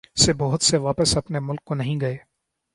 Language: Urdu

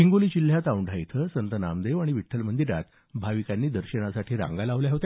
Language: Marathi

